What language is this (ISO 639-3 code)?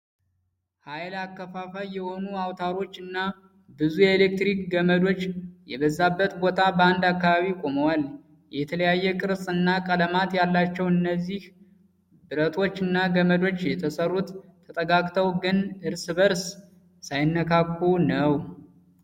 amh